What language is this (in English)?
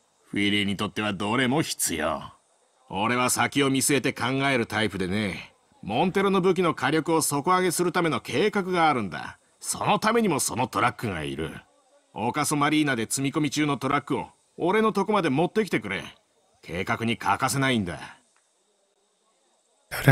Japanese